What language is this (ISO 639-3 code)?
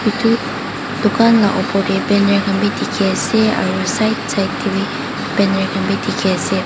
nag